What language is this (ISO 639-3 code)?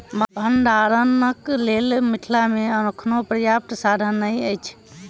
mai